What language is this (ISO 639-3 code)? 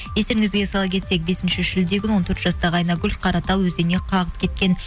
kaz